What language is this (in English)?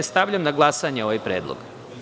Serbian